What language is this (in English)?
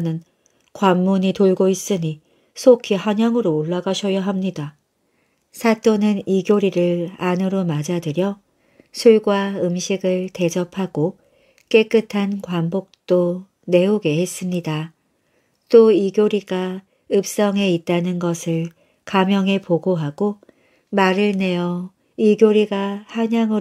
Korean